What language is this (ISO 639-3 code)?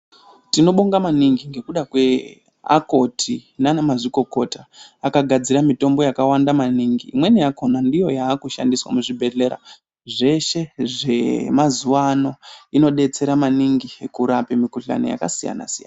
ndc